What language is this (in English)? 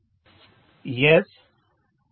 Telugu